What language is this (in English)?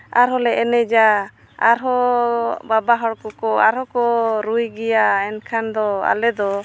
Santali